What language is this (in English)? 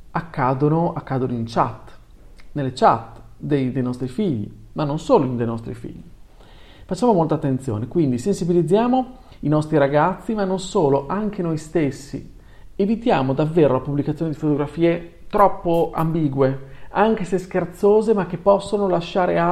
Italian